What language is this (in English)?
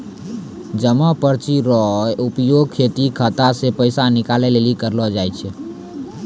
Maithili